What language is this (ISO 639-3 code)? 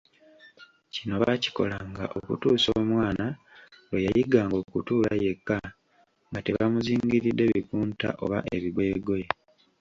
lug